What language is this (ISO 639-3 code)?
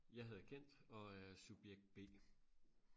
dan